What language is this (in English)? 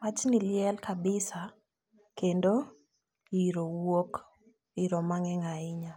Luo (Kenya and Tanzania)